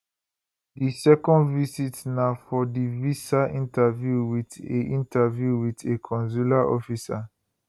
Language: Nigerian Pidgin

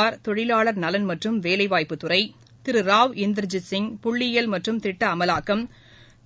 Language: Tamil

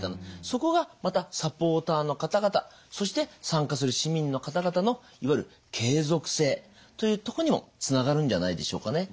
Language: Japanese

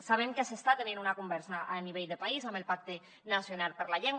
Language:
Catalan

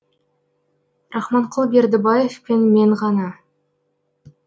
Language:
Kazakh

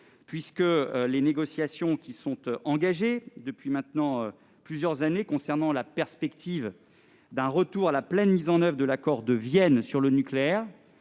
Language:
French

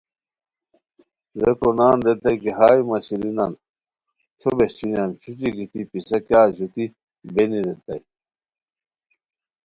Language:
Khowar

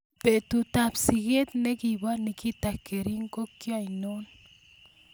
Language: Kalenjin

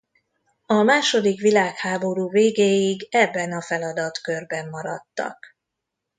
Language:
Hungarian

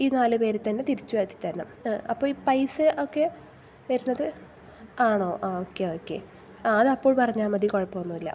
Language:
Malayalam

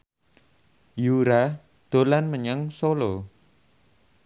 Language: Javanese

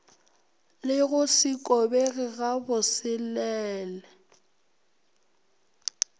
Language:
Northern Sotho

